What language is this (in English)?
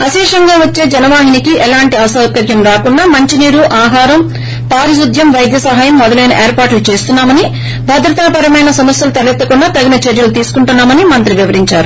Telugu